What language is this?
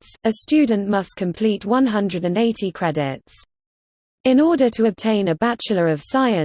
English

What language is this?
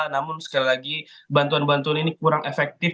Indonesian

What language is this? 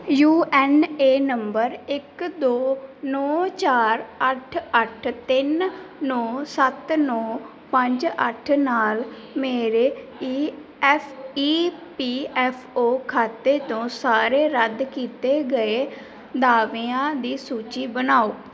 Punjabi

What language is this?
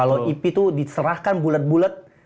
Indonesian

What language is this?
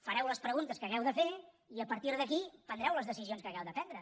Catalan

